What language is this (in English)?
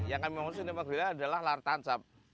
Indonesian